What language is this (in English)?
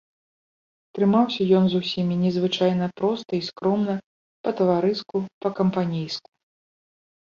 Belarusian